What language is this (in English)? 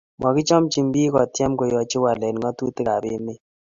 Kalenjin